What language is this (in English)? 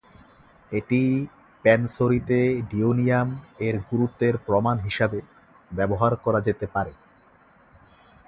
Bangla